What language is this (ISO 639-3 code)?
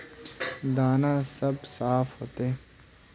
mag